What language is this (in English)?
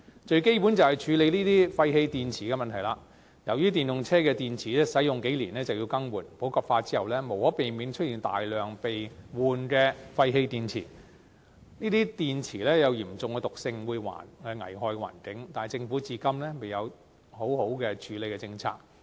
Cantonese